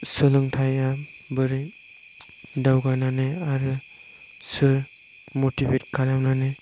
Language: Bodo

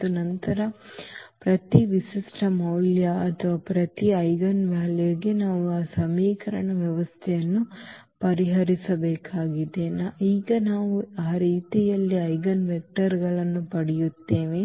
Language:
Kannada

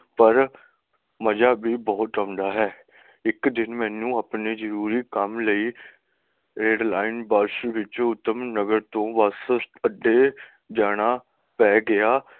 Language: Punjabi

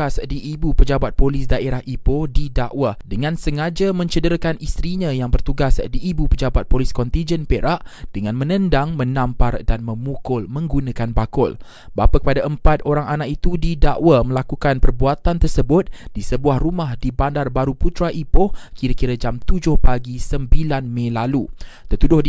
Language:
Malay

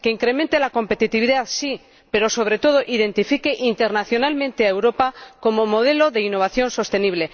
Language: Spanish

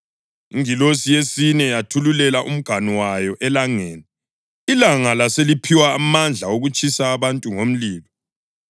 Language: North Ndebele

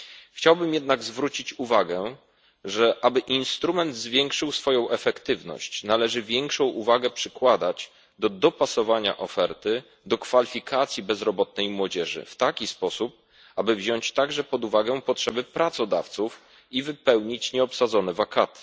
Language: Polish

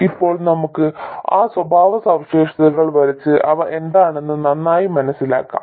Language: Malayalam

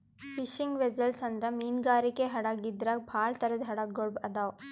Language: Kannada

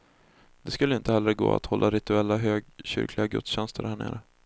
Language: Swedish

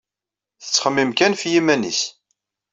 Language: Kabyle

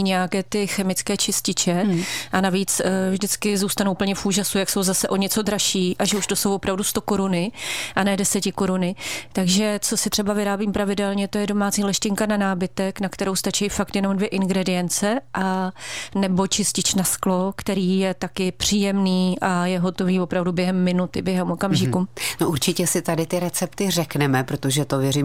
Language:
Czech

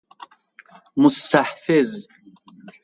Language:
Persian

